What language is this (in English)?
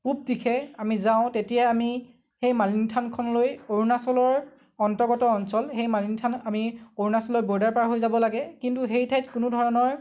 Assamese